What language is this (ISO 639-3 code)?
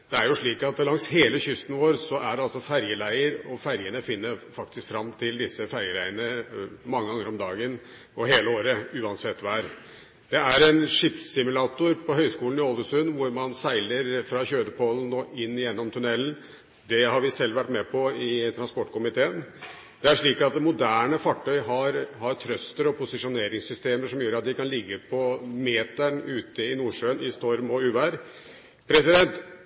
nob